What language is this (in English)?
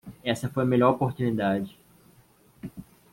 Portuguese